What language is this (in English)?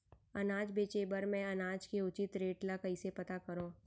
Chhattisgarhi